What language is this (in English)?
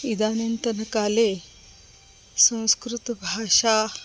Sanskrit